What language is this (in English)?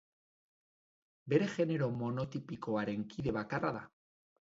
Basque